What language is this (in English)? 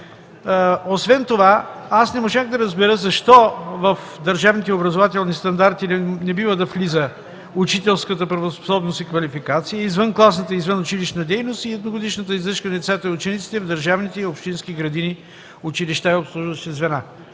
Bulgarian